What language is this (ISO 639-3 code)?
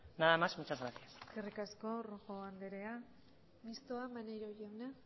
eus